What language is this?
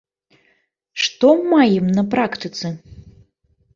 Belarusian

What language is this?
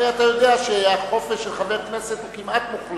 Hebrew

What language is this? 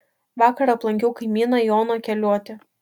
Lithuanian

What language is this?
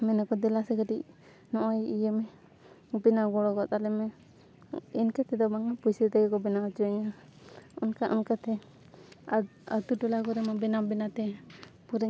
Santali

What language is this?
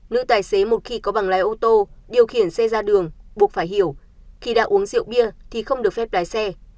Vietnamese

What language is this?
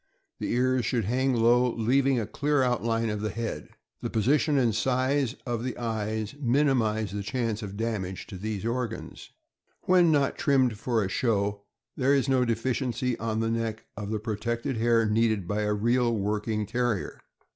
English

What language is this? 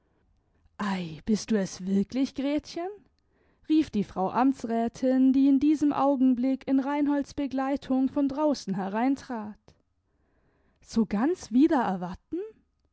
German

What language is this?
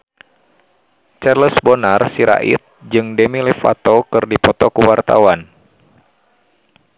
Sundanese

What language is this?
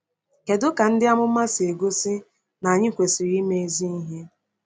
Igbo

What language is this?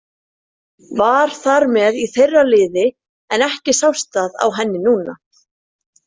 Icelandic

